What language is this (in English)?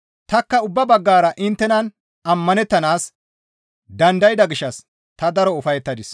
Gamo